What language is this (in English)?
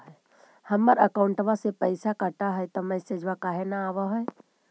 Magahi